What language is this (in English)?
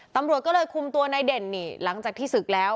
Thai